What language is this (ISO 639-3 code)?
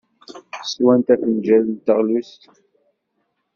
kab